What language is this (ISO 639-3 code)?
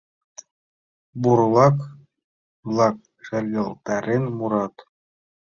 chm